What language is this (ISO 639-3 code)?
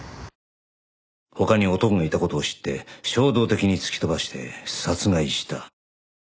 jpn